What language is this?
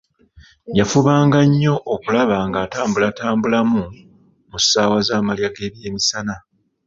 Ganda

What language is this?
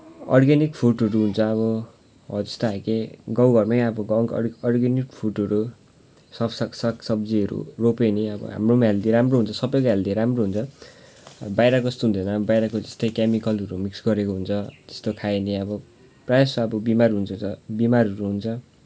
Nepali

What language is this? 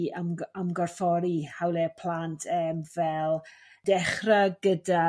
Welsh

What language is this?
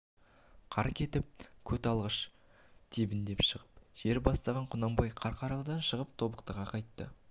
Kazakh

